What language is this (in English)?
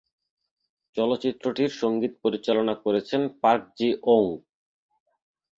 Bangla